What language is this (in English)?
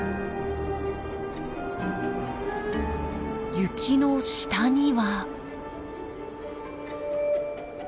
Japanese